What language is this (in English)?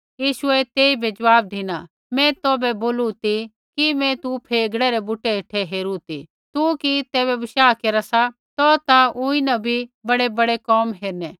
Kullu Pahari